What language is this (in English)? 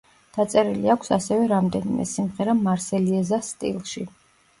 Georgian